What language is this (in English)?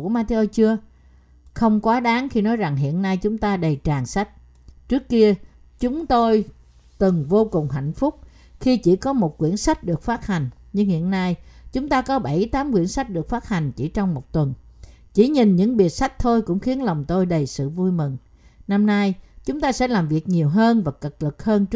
Vietnamese